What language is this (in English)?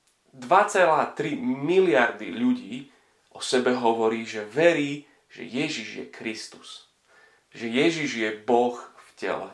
Slovak